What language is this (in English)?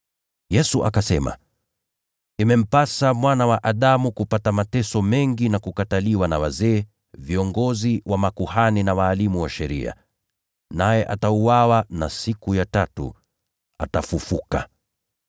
Swahili